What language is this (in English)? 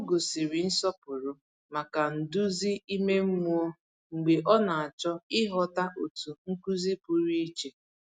Igbo